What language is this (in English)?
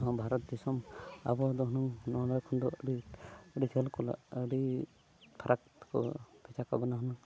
Santali